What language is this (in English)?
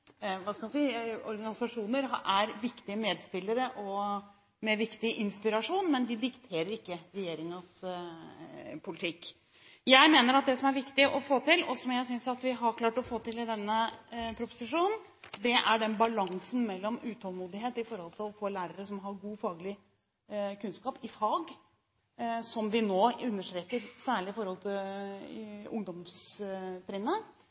Norwegian Bokmål